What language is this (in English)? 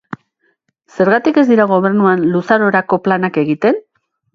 Basque